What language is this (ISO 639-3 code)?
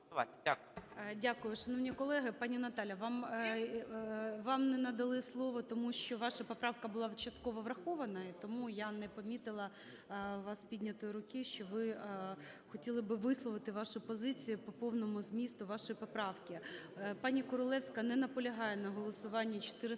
ukr